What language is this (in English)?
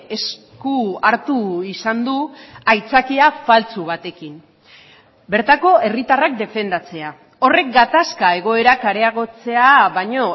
Basque